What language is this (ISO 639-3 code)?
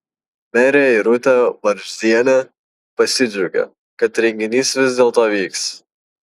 lit